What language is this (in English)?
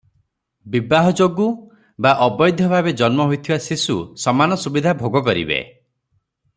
Odia